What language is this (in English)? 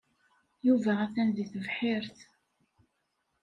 Kabyle